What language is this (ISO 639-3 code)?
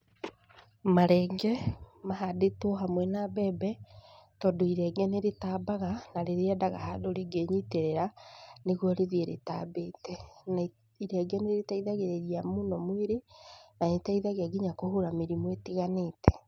kik